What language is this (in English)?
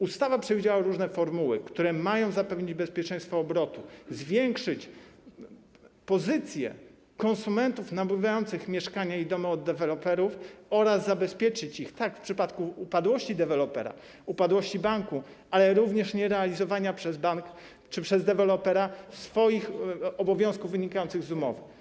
Polish